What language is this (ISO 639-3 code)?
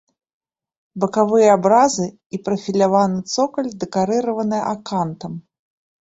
bel